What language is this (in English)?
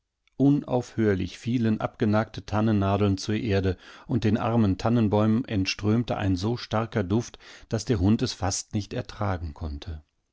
German